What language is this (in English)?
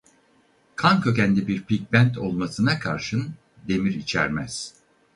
Turkish